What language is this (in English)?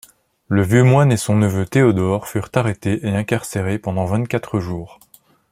French